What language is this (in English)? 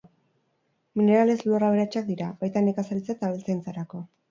Basque